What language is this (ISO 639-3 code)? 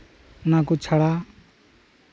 sat